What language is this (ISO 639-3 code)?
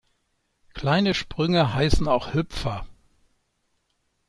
deu